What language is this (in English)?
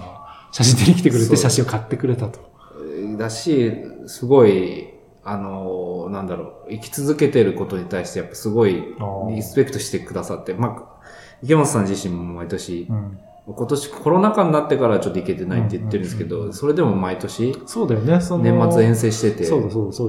Japanese